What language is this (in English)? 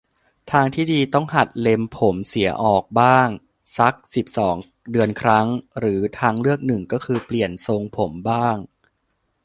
Thai